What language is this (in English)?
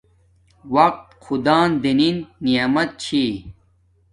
Domaaki